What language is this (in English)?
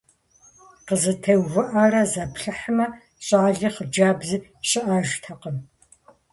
Kabardian